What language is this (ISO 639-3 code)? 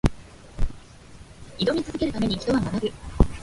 jpn